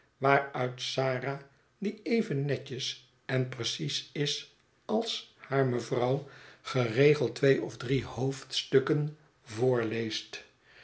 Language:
Dutch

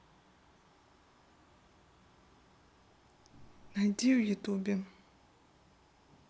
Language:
Russian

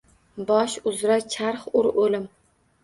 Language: Uzbek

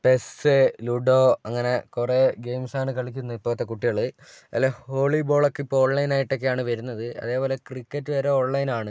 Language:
Malayalam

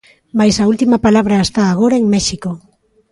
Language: Galician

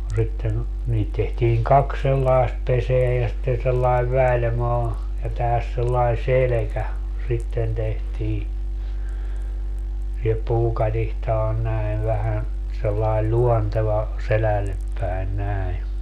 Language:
Finnish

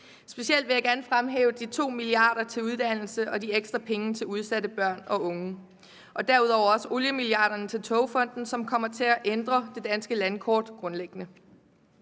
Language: Danish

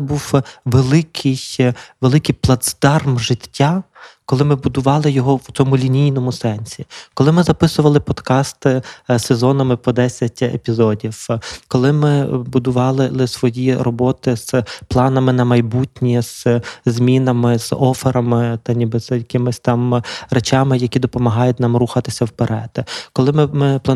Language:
Ukrainian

